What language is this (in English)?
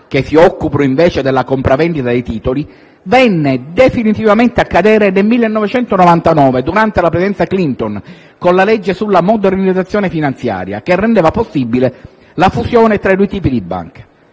Italian